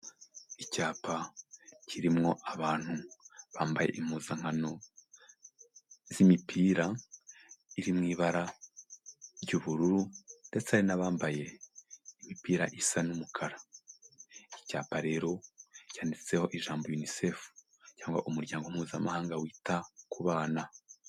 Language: Kinyarwanda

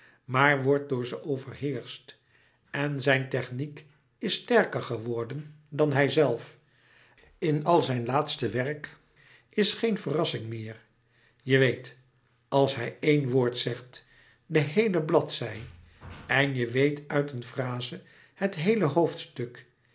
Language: Dutch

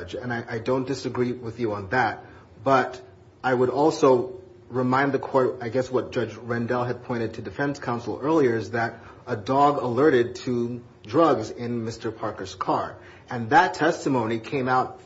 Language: English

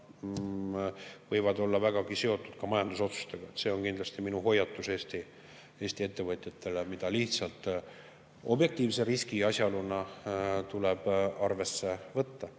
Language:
Estonian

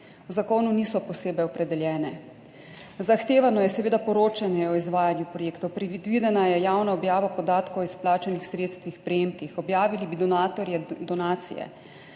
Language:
Slovenian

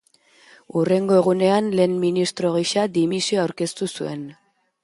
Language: Basque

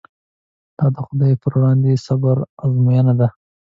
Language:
Pashto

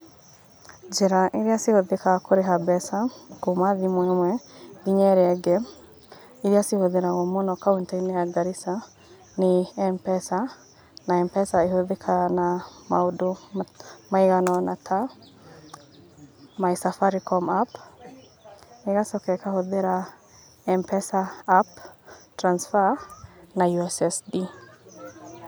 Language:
Kikuyu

